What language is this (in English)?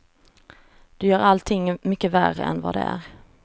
Swedish